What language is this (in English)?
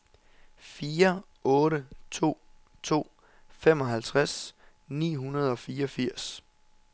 Danish